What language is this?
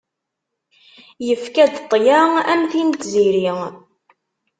Kabyle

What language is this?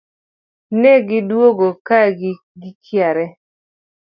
Luo (Kenya and Tanzania)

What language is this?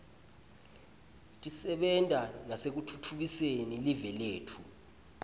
Swati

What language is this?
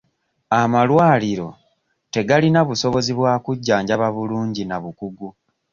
Ganda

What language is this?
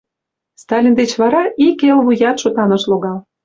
Mari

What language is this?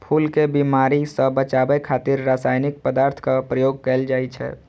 Maithili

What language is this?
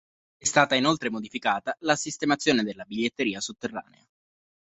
Italian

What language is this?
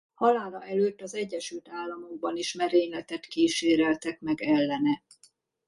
Hungarian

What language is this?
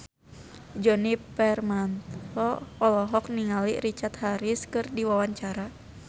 Sundanese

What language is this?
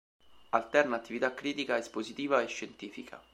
Italian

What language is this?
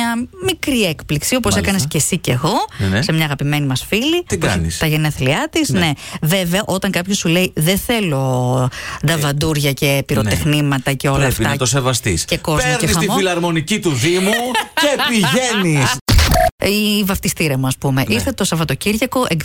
Greek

